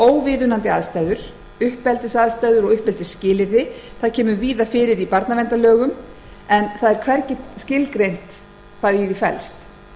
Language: Icelandic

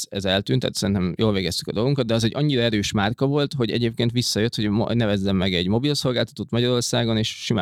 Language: Hungarian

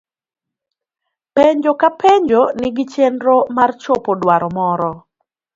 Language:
Luo (Kenya and Tanzania)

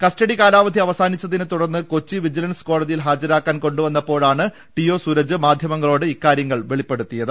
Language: Malayalam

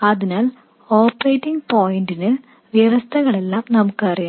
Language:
Malayalam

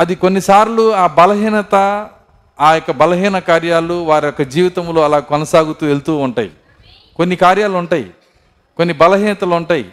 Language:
Telugu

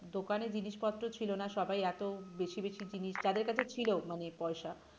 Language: Bangla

